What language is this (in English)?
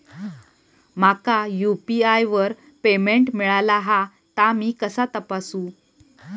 Marathi